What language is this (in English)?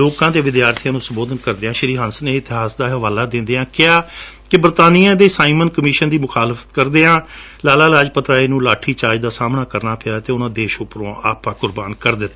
Punjabi